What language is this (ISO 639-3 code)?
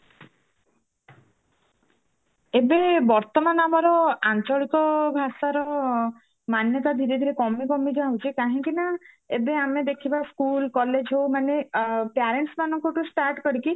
ori